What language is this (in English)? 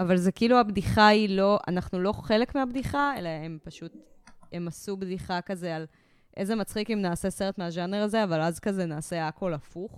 Hebrew